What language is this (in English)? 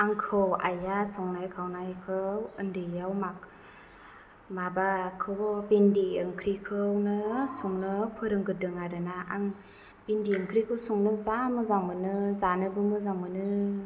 Bodo